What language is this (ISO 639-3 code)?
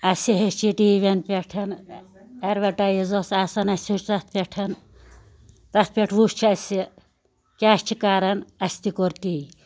kas